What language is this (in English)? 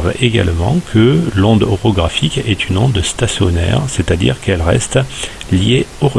French